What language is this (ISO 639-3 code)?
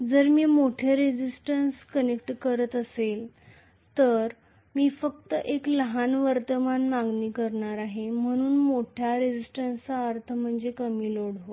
mar